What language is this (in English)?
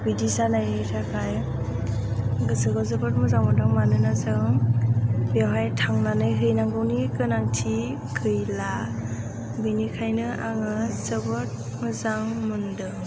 Bodo